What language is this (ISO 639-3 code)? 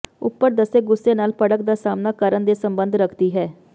pan